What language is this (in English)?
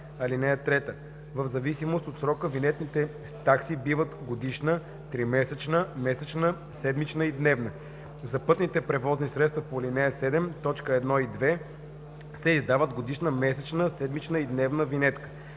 Bulgarian